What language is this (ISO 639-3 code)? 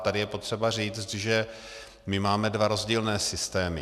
ces